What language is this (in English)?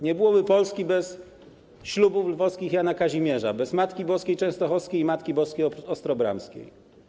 Polish